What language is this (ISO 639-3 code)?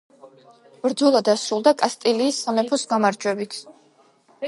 kat